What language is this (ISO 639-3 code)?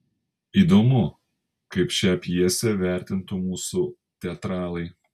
lit